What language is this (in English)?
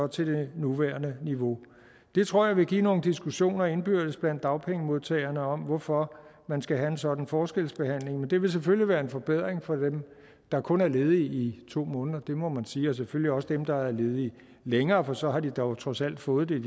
Danish